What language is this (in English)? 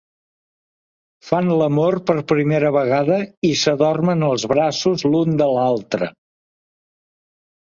Catalan